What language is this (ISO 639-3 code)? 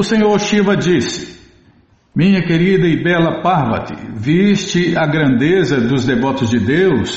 por